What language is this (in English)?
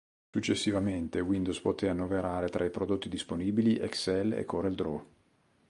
Italian